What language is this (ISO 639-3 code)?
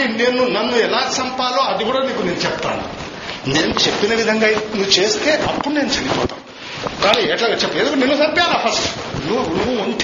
tel